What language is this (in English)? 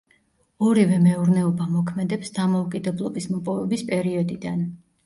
Georgian